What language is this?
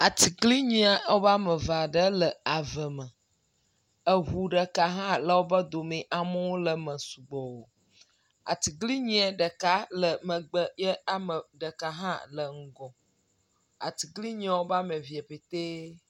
Ewe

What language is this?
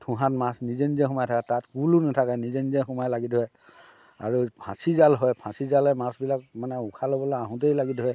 Assamese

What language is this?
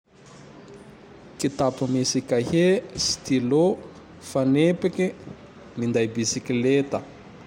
Tandroy-Mahafaly Malagasy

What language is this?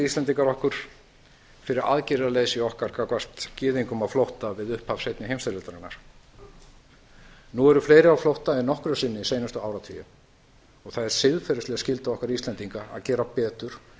Icelandic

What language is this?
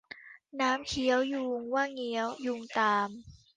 Thai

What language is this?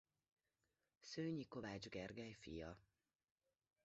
Hungarian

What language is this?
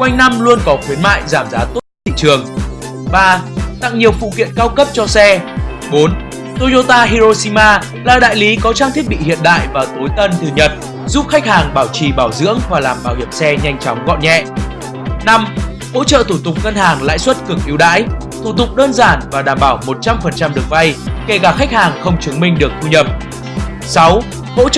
Vietnamese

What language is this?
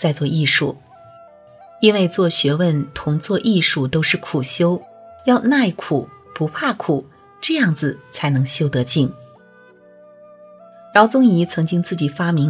Chinese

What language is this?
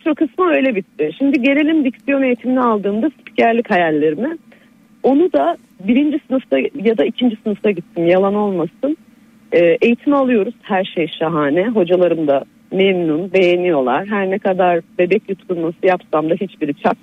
Turkish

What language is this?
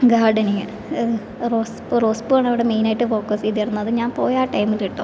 Malayalam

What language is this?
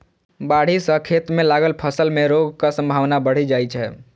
Maithili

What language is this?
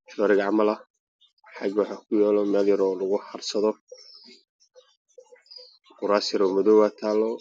Somali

